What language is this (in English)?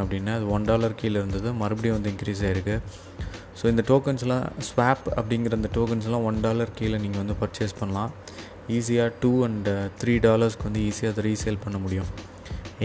Tamil